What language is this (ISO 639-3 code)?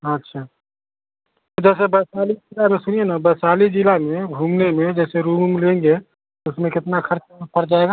hin